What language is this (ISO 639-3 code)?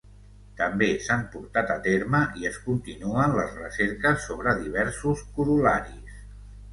cat